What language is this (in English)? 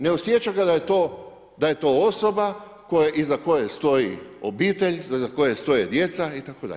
Croatian